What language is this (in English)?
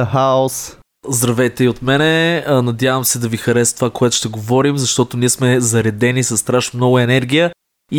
Bulgarian